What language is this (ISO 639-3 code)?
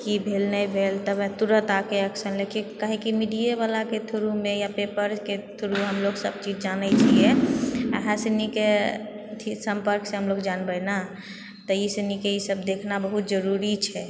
mai